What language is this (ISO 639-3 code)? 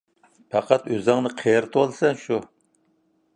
uig